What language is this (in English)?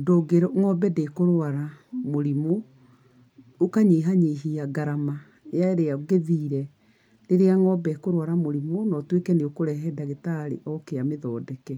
Kikuyu